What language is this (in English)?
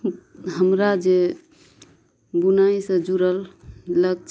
Maithili